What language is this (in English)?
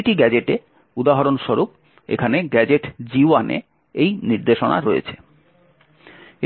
Bangla